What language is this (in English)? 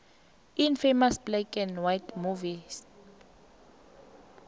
South Ndebele